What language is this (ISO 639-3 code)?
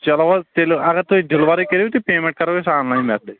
kas